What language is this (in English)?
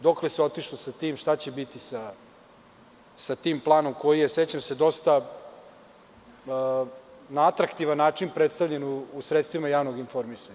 Serbian